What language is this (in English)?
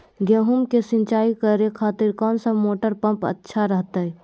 Magahi